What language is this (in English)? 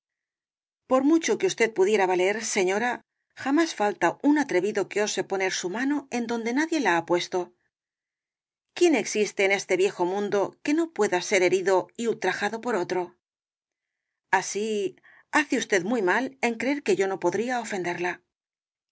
Spanish